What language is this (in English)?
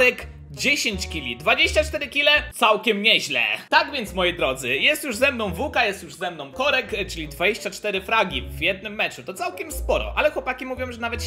Polish